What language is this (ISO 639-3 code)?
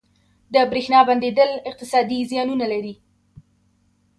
pus